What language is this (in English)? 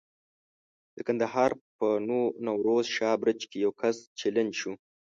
Pashto